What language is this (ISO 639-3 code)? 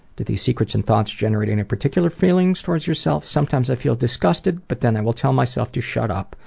eng